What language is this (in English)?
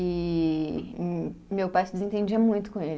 Portuguese